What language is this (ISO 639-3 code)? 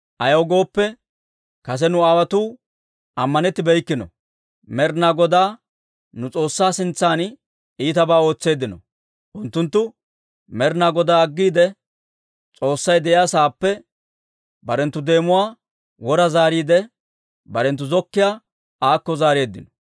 dwr